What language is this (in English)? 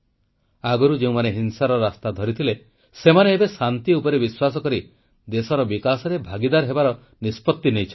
Odia